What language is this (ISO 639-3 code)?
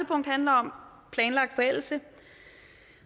dan